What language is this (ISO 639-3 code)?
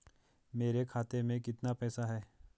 hin